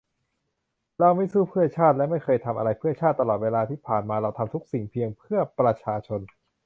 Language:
Thai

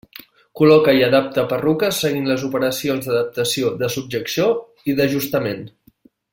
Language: Catalan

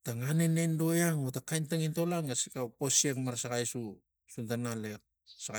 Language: Tigak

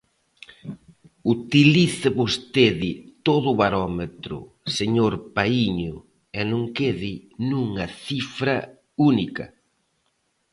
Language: Galician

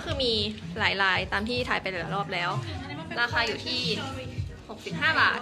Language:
Thai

